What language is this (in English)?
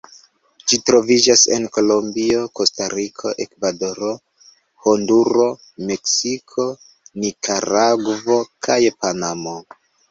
Esperanto